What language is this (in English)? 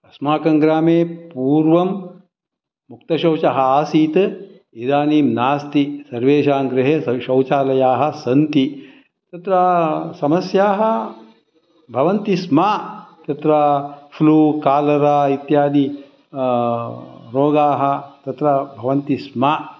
Sanskrit